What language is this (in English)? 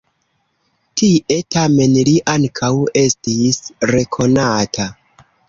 Esperanto